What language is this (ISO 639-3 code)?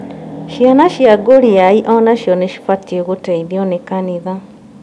kik